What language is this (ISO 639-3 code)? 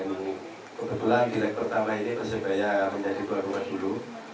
ind